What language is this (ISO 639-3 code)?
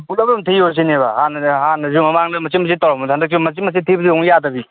mni